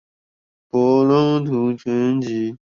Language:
Chinese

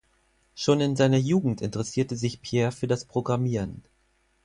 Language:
German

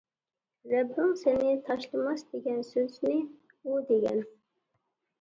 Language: Uyghur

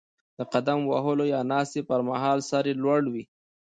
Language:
Pashto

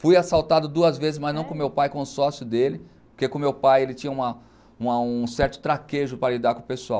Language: Portuguese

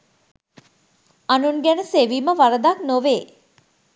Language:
Sinhala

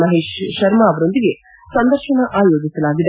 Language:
Kannada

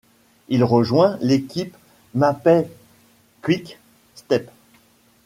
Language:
French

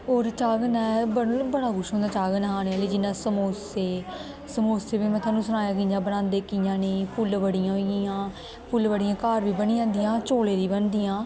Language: Dogri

